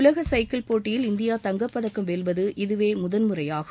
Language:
Tamil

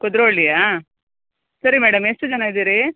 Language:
Kannada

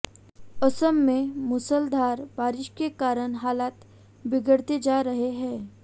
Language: Hindi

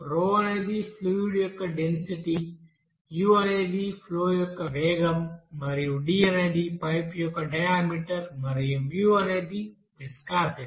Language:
Telugu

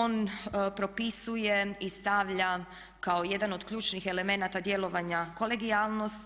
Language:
Croatian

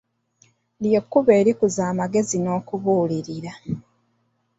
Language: Ganda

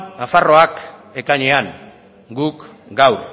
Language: Basque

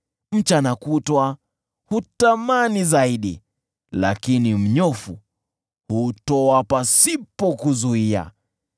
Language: Swahili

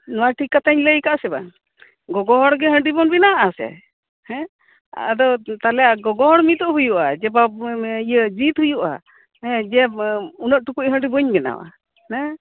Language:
Santali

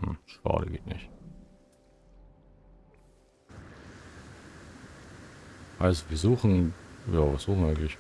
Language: German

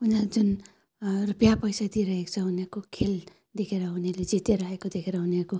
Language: Nepali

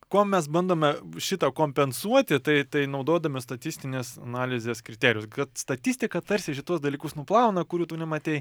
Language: Lithuanian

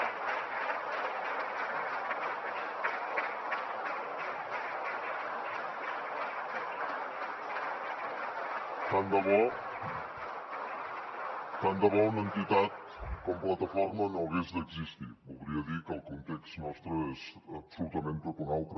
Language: Catalan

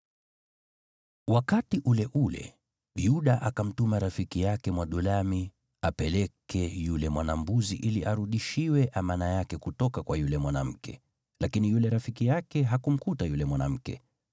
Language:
Swahili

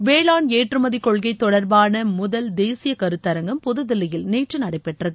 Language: Tamil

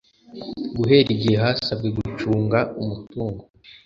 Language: Kinyarwanda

